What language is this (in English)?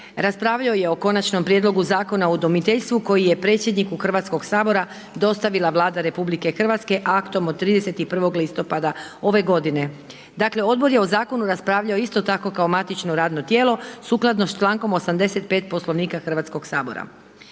Croatian